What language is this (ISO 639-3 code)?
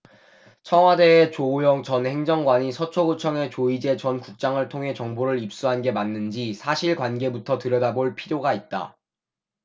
kor